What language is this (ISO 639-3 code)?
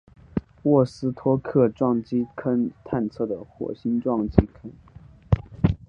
zho